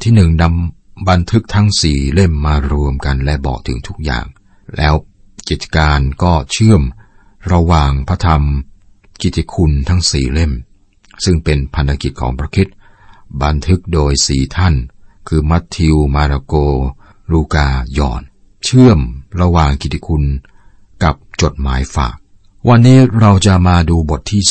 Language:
Thai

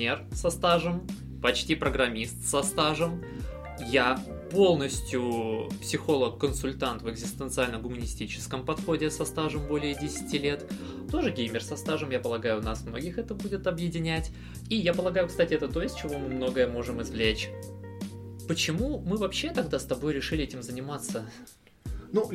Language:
Russian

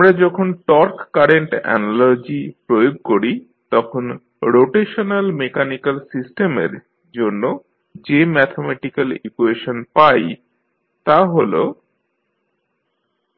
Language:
Bangla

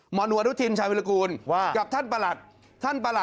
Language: Thai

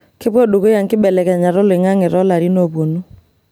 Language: Masai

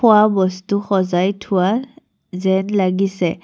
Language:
Assamese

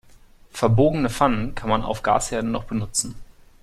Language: German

